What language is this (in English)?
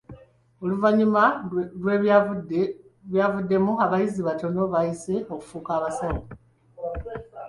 Ganda